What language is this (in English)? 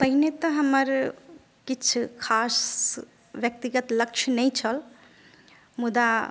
Maithili